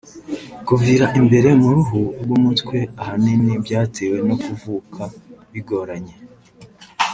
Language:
Kinyarwanda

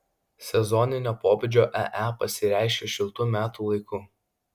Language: Lithuanian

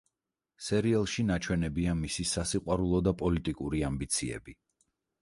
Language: Georgian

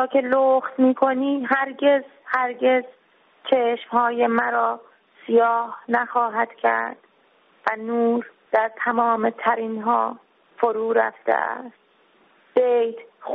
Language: Persian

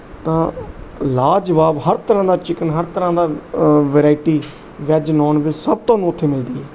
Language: Punjabi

